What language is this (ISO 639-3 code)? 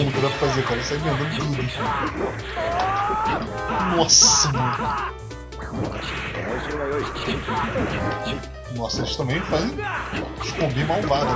por